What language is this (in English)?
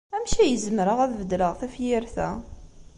Kabyle